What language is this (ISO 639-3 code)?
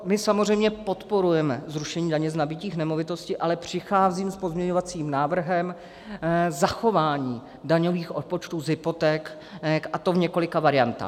ces